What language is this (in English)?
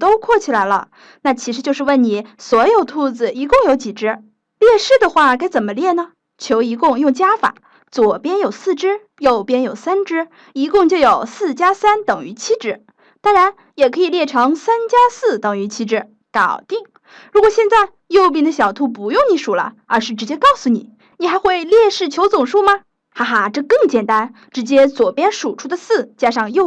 Chinese